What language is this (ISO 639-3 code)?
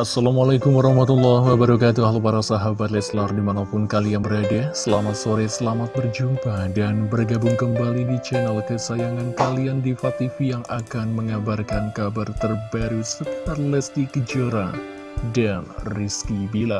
ind